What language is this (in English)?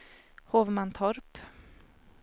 Swedish